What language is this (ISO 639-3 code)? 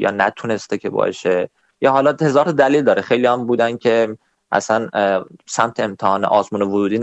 fas